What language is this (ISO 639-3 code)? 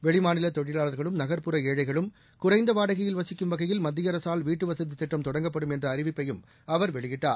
tam